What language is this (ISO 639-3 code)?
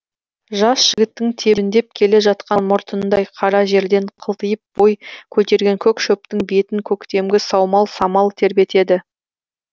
kaz